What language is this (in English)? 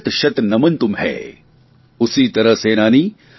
Gujarati